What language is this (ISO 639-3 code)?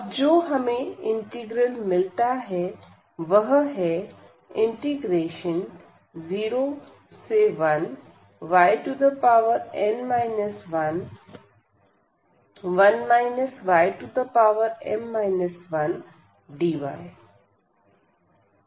hin